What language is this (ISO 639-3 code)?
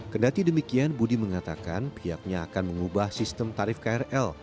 ind